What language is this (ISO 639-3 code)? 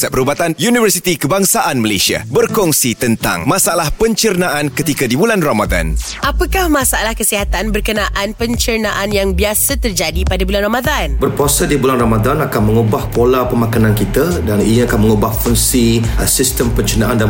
msa